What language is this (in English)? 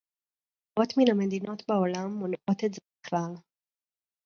Hebrew